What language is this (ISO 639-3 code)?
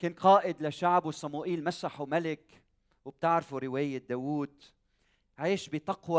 ara